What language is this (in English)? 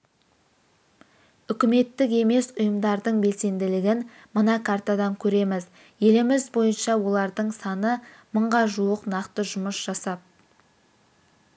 Kazakh